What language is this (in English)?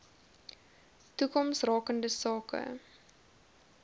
Afrikaans